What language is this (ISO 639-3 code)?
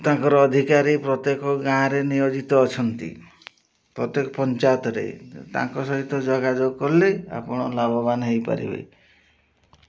ori